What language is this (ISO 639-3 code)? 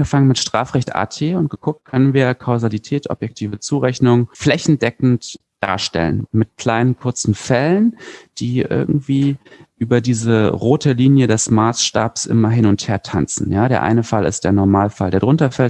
deu